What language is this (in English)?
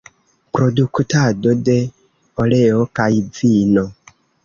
Esperanto